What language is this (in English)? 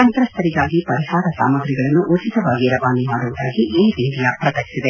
Kannada